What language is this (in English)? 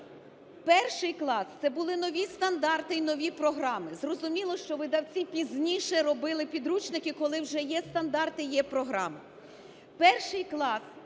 Ukrainian